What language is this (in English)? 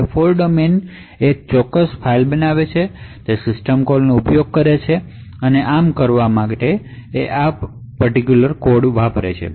Gujarati